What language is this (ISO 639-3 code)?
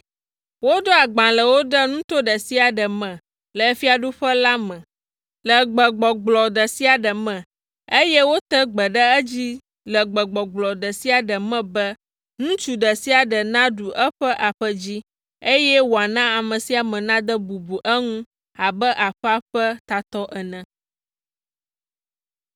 ewe